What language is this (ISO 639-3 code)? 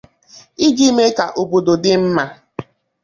ibo